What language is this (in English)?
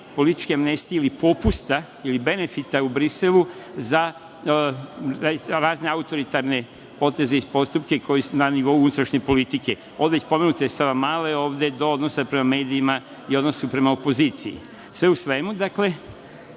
Serbian